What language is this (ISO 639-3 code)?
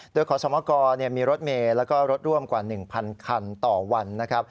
tha